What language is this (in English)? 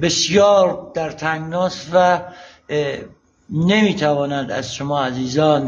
Persian